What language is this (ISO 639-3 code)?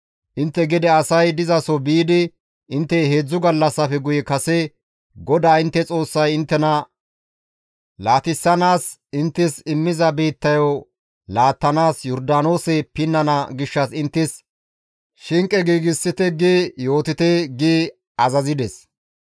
gmv